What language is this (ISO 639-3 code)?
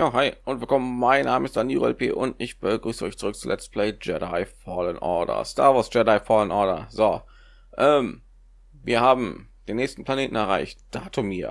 deu